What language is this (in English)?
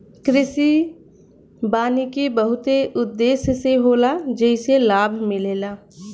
Bhojpuri